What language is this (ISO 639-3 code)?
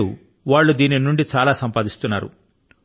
tel